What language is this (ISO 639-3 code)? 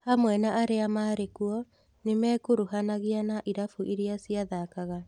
kik